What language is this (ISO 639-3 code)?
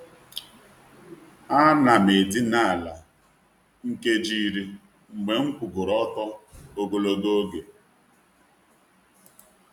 ibo